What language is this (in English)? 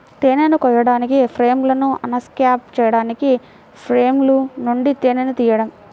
Telugu